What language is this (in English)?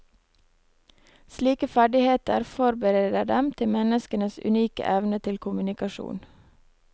Norwegian